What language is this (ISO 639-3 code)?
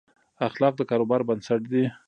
pus